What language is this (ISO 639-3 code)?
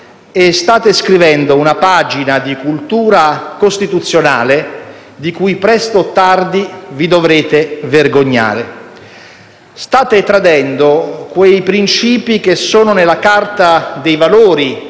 ita